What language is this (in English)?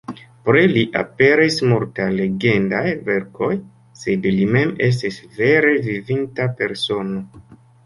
Esperanto